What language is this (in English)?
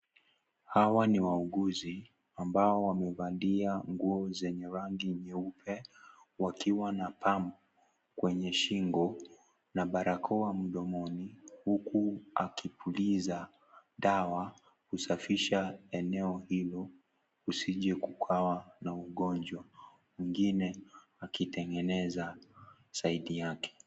Swahili